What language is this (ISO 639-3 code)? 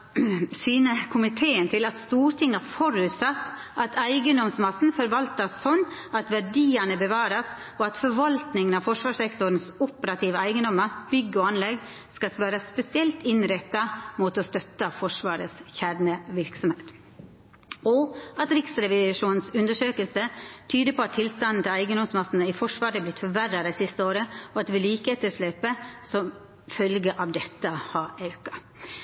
nno